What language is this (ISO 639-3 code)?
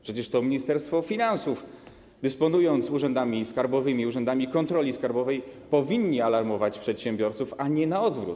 pol